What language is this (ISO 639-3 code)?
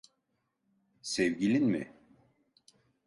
tur